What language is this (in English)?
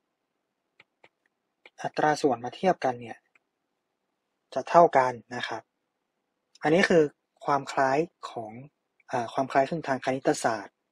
Thai